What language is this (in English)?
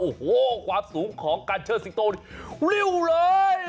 Thai